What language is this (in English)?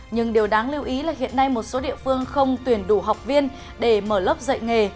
Vietnamese